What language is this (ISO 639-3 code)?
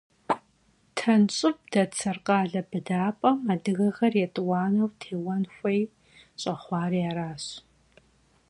kbd